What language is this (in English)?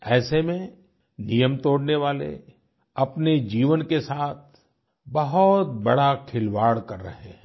Hindi